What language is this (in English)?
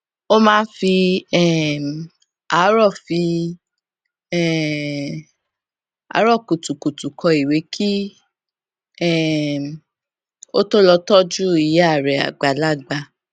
Yoruba